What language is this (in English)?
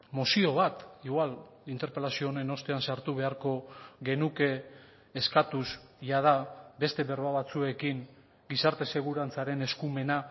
Basque